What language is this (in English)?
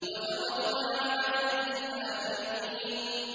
Arabic